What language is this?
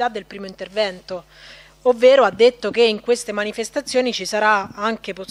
Italian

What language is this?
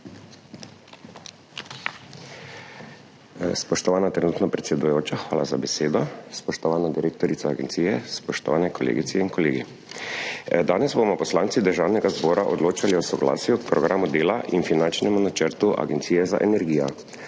Slovenian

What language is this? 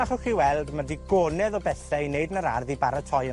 Welsh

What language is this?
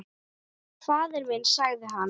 Icelandic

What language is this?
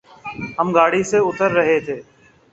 Urdu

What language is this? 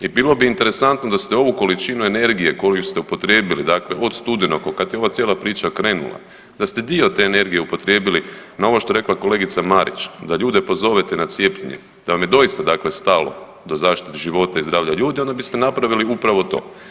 Croatian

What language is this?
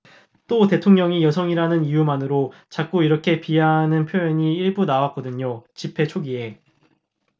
Korean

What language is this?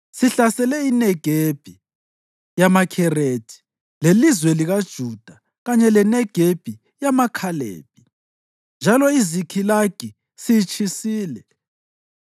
North Ndebele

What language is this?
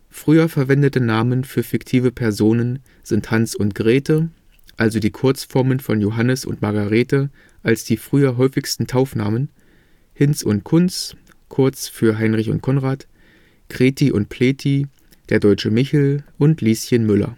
German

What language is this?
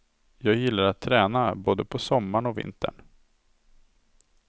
Swedish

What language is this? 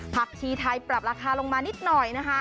Thai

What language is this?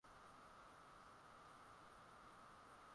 Swahili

